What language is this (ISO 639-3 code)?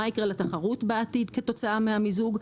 heb